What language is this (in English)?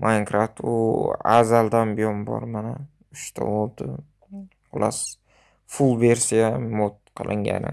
Uzbek